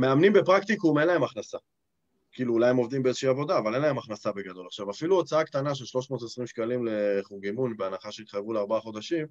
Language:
Hebrew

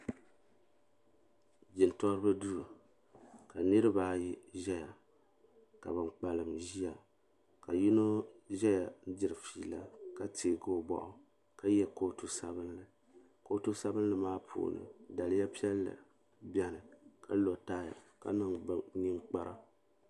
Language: Dagbani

